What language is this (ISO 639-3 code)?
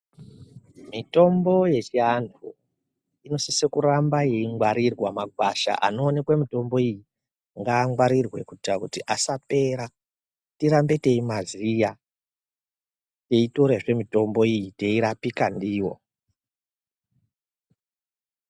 ndc